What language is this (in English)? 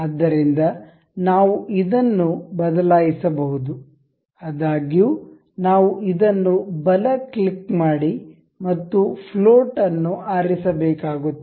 Kannada